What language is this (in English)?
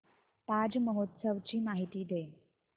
Marathi